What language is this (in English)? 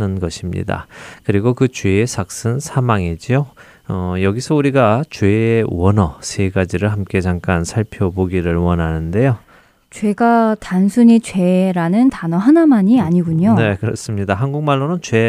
Korean